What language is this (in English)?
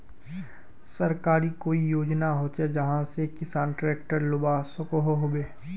Magahi